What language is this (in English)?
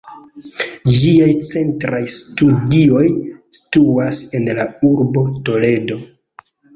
Esperanto